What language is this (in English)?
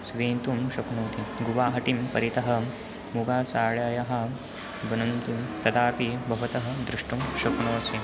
Sanskrit